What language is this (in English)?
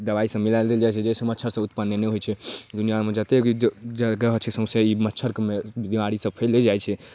Maithili